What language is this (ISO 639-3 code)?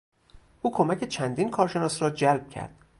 fas